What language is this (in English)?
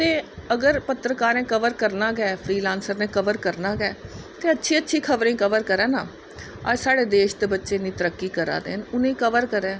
Dogri